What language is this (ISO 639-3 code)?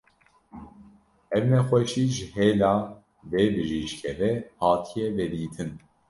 kur